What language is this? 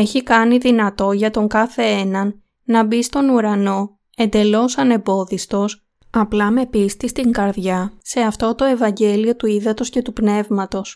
Greek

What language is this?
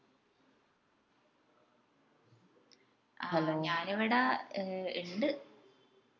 Malayalam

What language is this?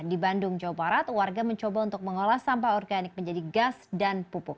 Indonesian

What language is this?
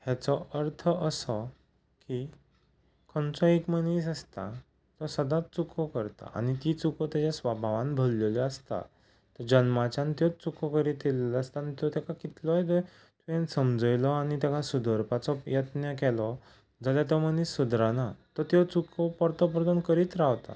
Konkani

